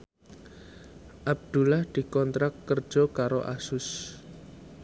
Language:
Javanese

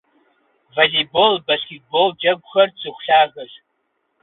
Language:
Kabardian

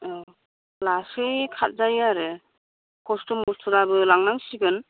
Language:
Bodo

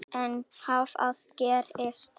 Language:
Icelandic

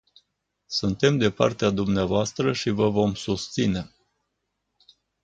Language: Romanian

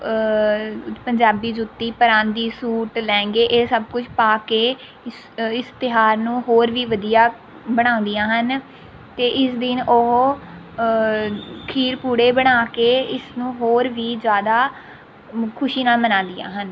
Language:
Punjabi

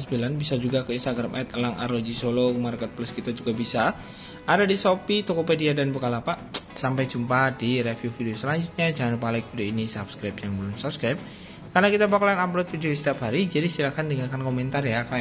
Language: Indonesian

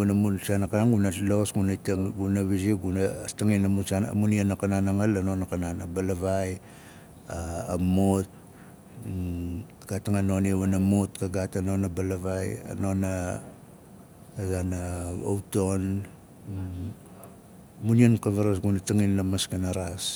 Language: Nalik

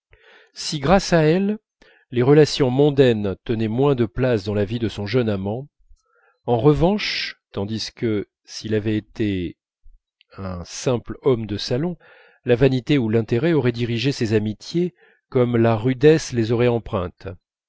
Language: French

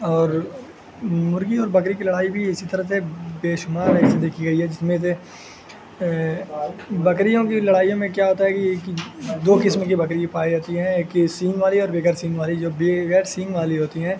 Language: Urdu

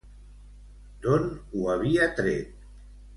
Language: Catalan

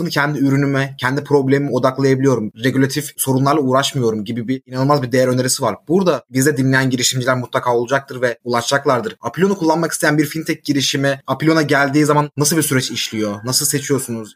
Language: Turkish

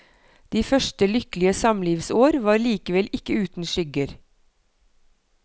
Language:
Norwegian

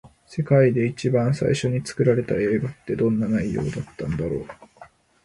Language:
Japanese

